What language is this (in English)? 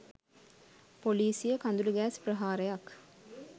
Sinhala